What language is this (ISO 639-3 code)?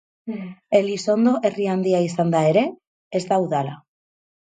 eus